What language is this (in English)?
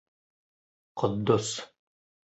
Bashkir